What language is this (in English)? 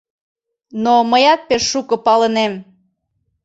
Mari